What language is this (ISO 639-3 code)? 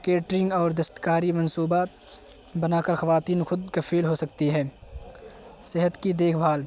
urd